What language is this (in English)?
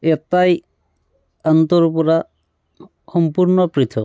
Assamese